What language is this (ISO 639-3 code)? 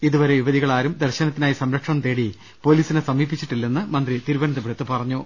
mal